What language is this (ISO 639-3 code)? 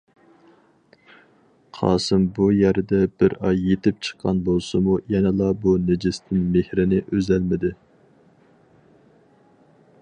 uig